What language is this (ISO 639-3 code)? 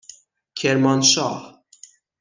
fas